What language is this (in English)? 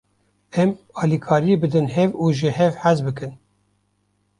Kurdish